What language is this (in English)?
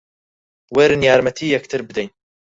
Central Kurdish